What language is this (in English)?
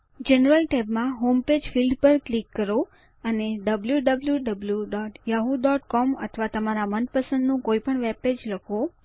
Gujarati